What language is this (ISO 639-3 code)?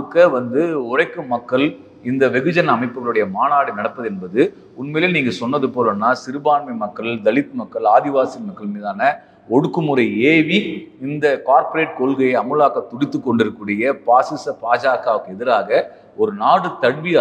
hin